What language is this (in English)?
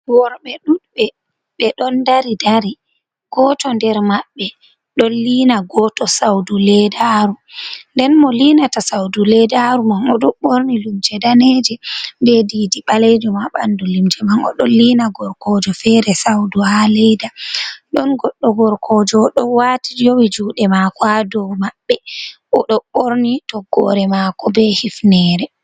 Fula